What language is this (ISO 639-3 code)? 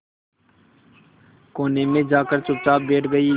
hin